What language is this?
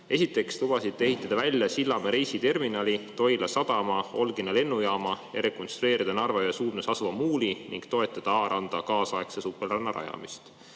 Estonian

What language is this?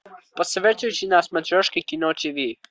Russian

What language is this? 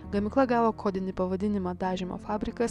Lithuanian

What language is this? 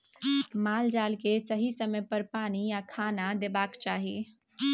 Maithili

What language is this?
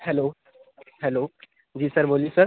Hindi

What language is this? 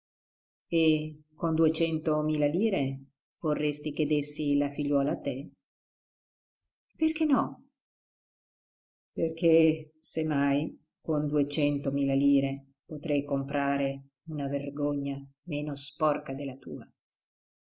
Italian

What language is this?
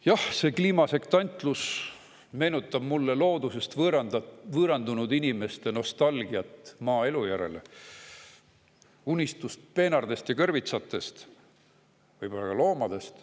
Estonian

